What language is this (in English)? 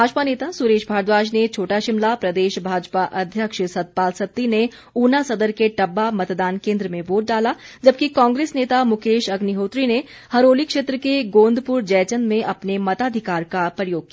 Hindi